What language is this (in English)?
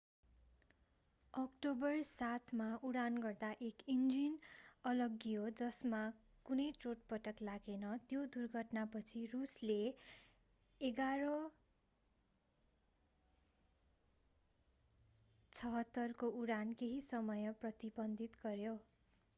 Nepali